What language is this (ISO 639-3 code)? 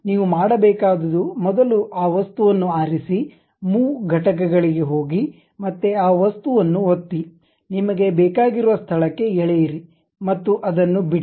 kan